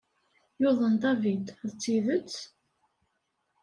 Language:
Kabyle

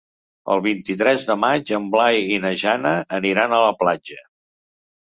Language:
Catalan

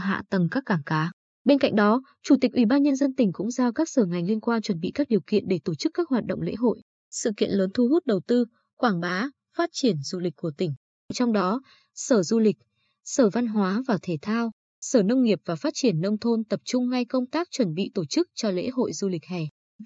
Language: Vietnamese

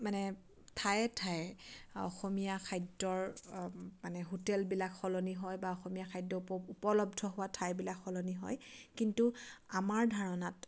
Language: Assamese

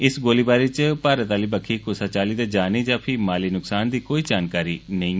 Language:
Dogri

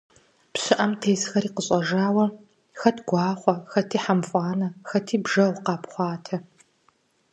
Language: Kabardian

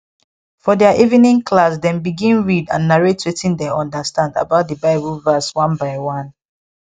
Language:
Nigerian Pidgin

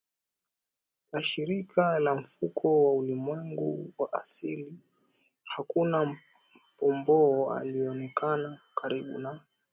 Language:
Swahili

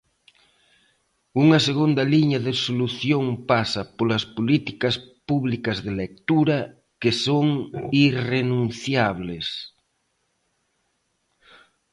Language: Galician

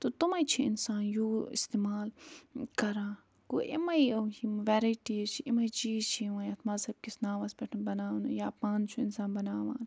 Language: Kashmiri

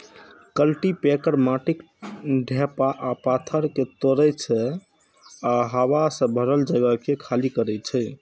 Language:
Maithili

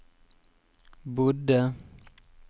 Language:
Norwegian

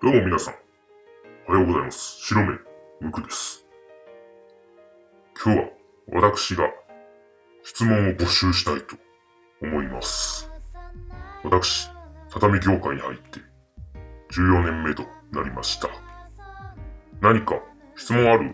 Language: Japanese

